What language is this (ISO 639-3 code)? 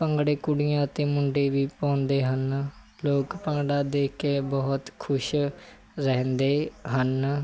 pan